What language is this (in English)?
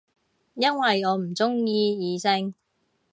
Cantonese